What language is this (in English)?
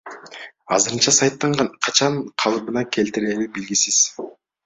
Kyrgyz